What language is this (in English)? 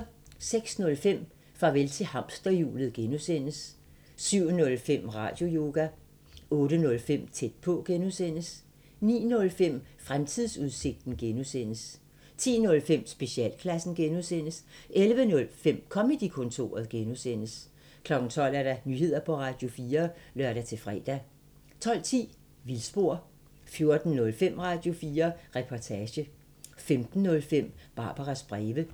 Danish